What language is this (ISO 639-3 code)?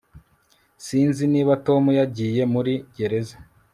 kin